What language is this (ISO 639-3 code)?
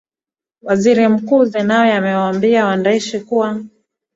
swa